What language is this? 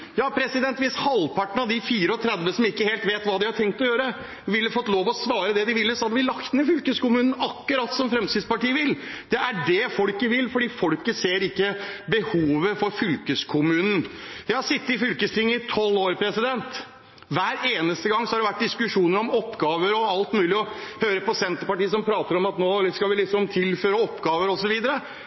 Norwegian Bokmål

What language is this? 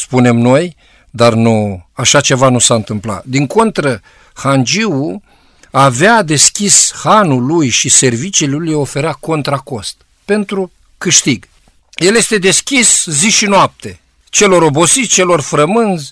Romanian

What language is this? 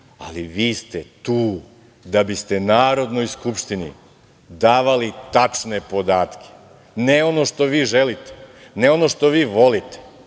Serbian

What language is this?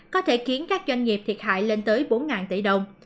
Vietnamese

